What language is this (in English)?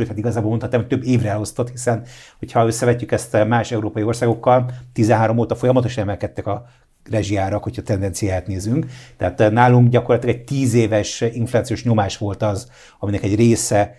Hungarian